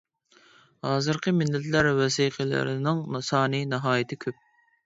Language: Uyghur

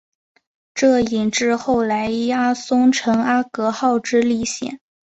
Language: Chinese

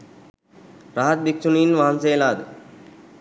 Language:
Sinhala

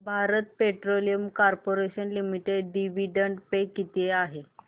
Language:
Marathi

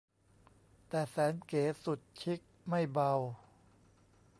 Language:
Thai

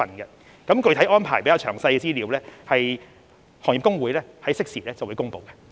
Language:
Cantonese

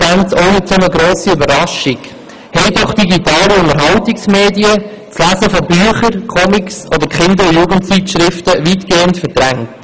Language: Swiss German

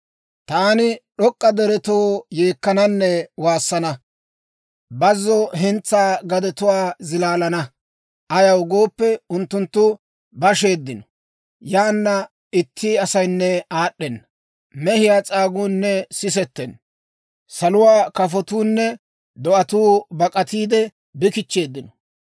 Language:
Dawro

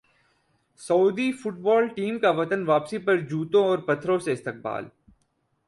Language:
Urdu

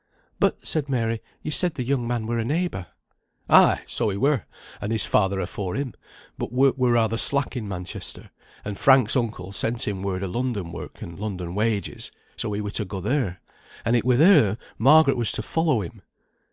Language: English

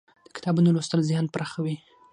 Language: Pashto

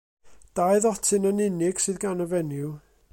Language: Welsh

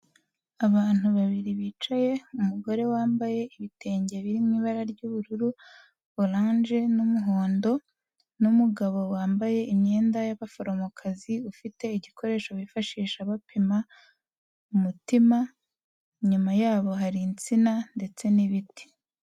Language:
Kinyarwanda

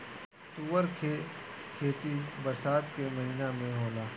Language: Bhojpuri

